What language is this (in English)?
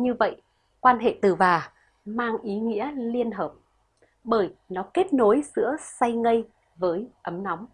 Vietnamese